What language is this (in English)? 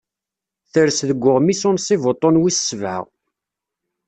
Kabyle